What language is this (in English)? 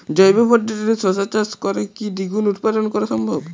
Bangla